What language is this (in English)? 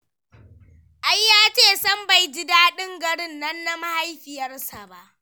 Hausa